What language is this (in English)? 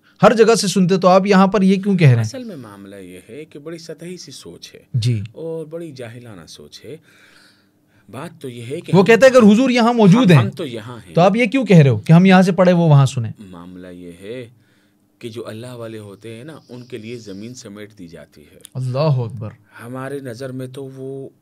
Hindi